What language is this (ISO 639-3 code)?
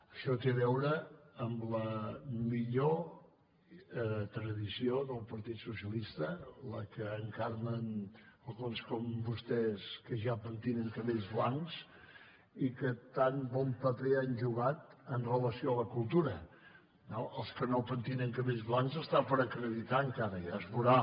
cat